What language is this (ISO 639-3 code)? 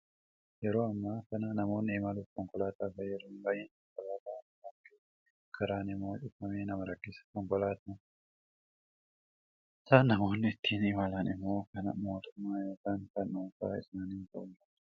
orm